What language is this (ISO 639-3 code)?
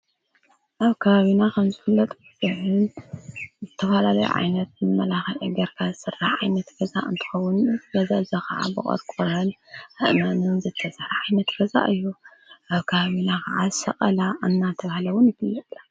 tir